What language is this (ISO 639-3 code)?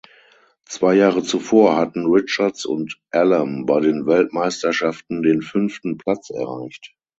deu